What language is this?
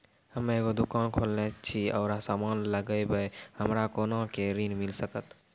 Maithili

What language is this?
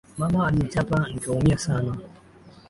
Swahili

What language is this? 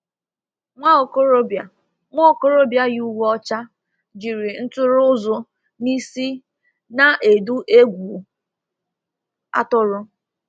Igbo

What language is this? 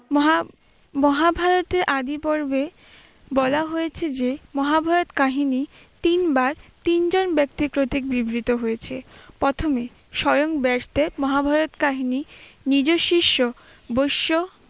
Bangla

